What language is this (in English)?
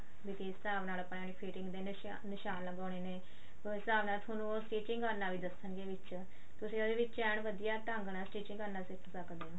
Punjabi